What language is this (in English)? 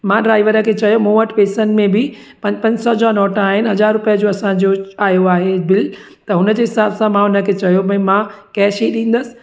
Sindhi